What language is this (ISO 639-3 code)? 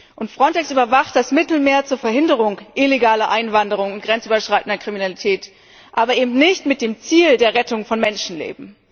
deu